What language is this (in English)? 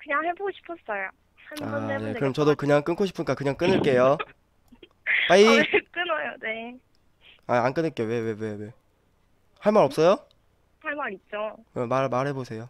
Korean